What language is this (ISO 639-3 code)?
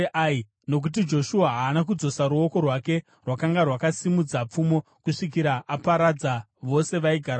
sna